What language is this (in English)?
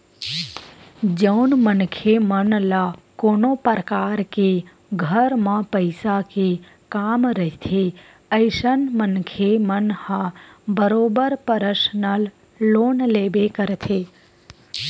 Chhattisgarhi